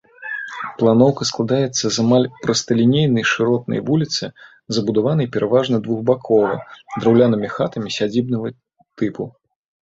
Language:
Belarusian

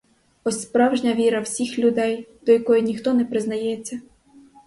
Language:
Ukrainian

